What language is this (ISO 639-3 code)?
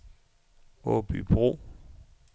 dan